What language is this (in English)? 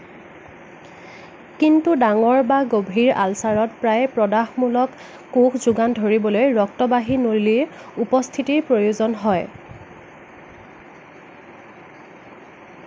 Assamese